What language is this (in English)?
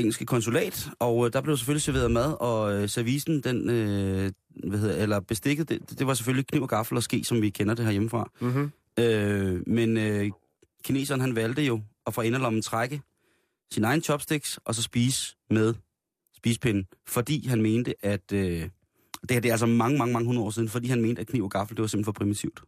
Danish